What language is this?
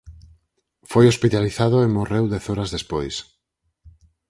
Galician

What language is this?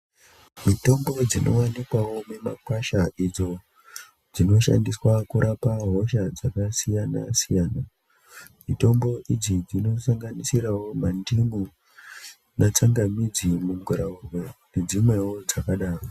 Ndau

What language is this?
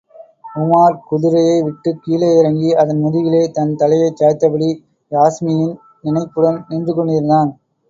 Tamil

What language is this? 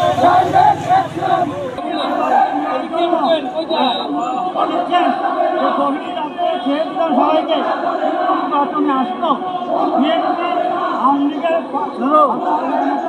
Arabic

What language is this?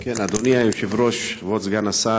Hebrew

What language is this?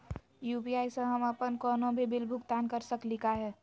Magahi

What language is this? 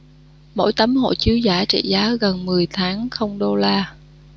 Vietnamese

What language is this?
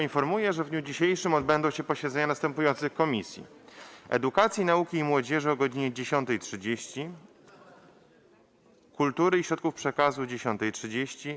Polish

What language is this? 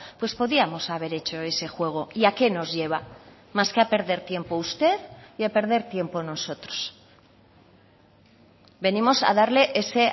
Spanish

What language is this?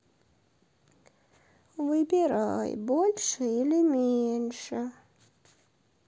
Russian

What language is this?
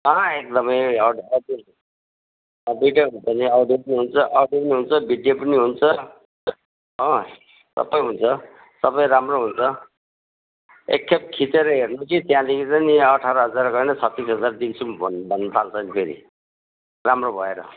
Nepali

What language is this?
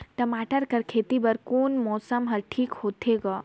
Chhattisgarhi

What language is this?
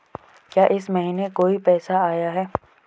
Hindi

